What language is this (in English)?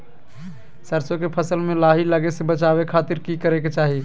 Magahi